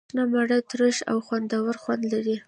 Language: Pashto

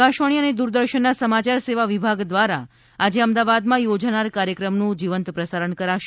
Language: Gujarati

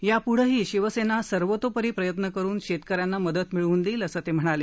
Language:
Marathi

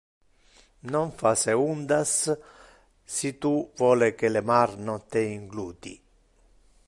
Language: Interlingua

